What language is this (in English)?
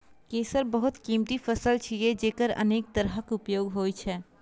Maithili